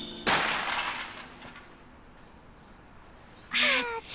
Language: Japanese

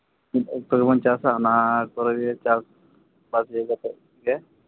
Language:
Santali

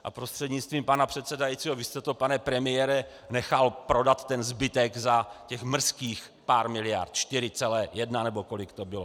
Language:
Czech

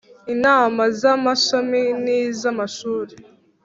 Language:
Kinyarwanda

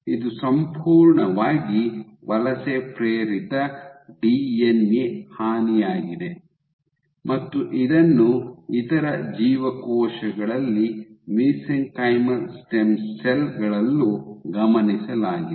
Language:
Kannada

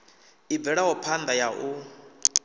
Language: Venda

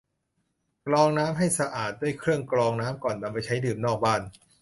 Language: Thai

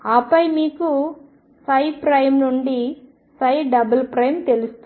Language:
Telugu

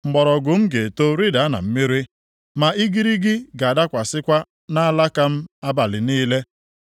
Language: Igbo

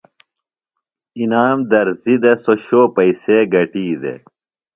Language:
Phalura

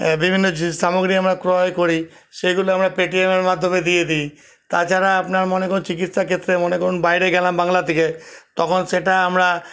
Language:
Bangla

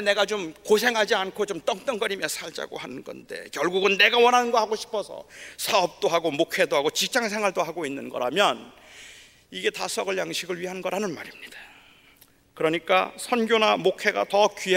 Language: Korean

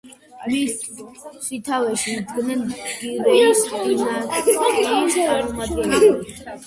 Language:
Georgian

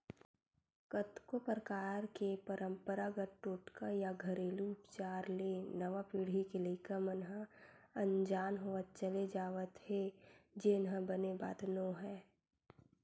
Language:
Chhattisgarhi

